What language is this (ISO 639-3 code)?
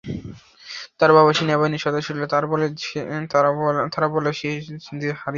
ben